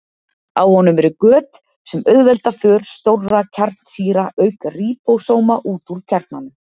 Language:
Icelandic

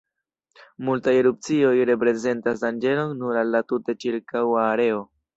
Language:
Esperanto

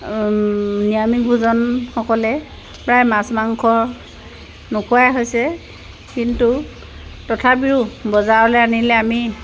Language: Assamese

